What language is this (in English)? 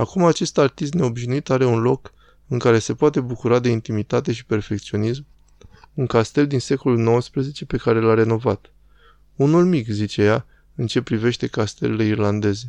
Romanian